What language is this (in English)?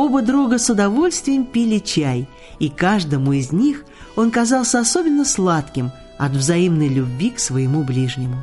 Russian